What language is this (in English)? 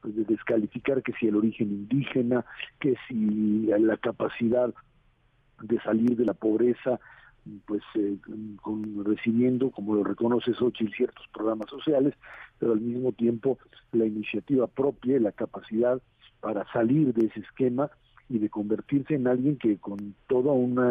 Spanish